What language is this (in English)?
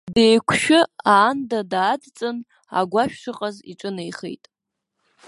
Abkhazian